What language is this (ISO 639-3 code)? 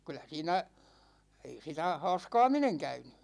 fin